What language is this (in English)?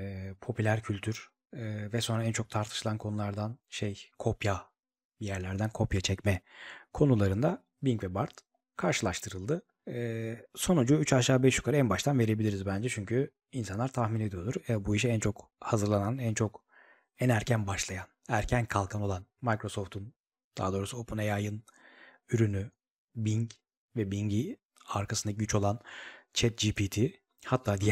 Turkish